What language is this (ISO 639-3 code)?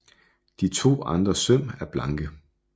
dan